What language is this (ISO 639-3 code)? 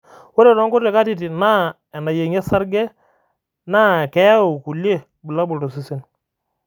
mas